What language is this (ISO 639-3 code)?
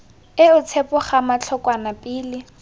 tsn